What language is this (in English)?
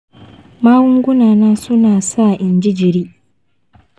Hausa